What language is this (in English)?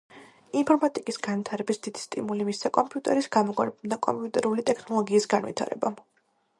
Georgian